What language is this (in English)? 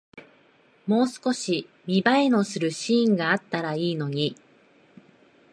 Japanese